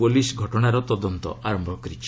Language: Odia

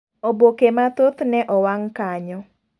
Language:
Luo (Kenya and Tanzania)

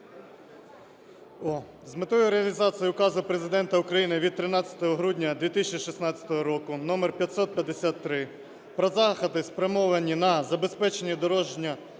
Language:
Ukrainian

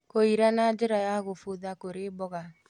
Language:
Kikuyu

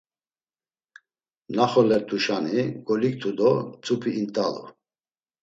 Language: Laz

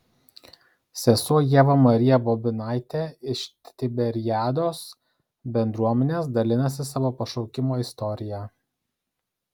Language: Lithuanian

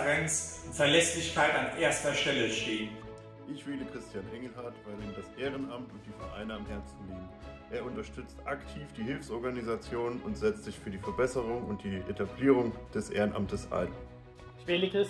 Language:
German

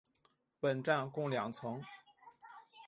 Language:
Chinese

